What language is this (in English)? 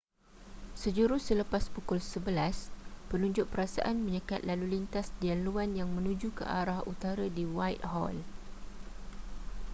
Malay